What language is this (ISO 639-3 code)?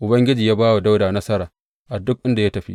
hau